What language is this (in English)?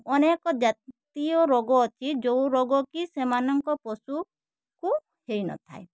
Odia